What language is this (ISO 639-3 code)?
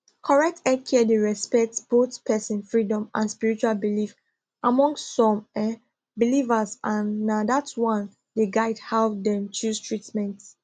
pcm